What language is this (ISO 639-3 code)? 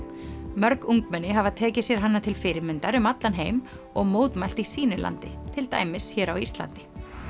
isl